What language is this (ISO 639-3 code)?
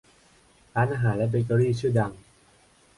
tha